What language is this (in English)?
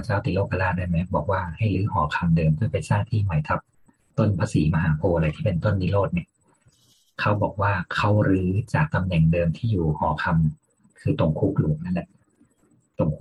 Thai